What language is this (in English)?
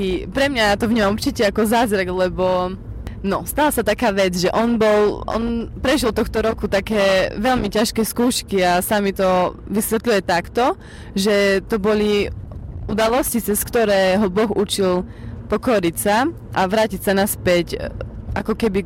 Slovak